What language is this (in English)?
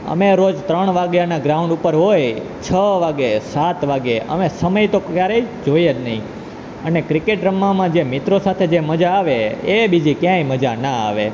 Gujarati